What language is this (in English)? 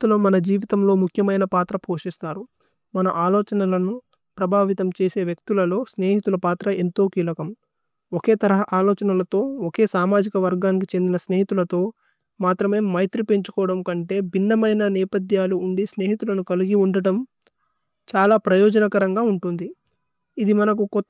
Tulu